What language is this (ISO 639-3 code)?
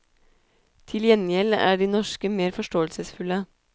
nor